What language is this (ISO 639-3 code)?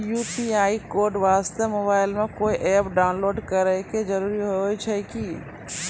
mai